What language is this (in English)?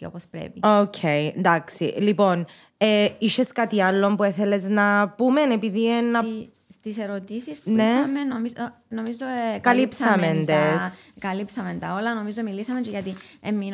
Greek